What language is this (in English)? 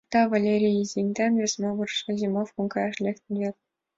Mari